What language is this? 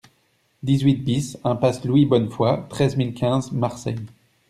French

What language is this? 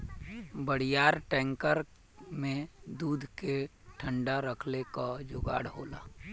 Bhojpuri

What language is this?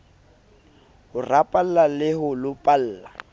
Southern Sotho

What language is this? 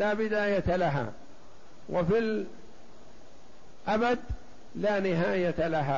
Arabic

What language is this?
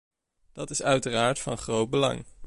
Dutch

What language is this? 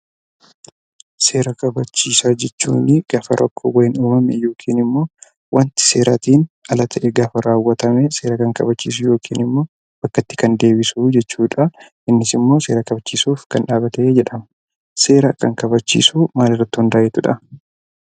Oromo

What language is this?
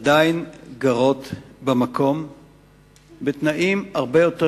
Hebrew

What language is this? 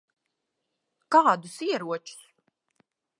Latvian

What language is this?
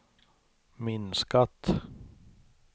Swedish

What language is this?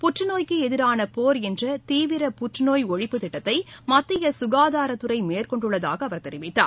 Tamil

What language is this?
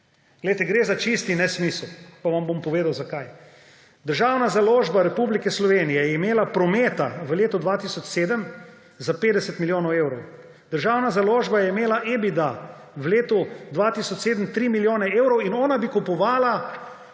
Slovenian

